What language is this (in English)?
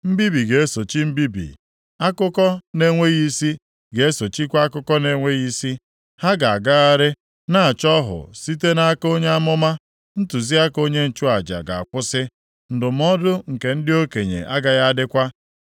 Igbo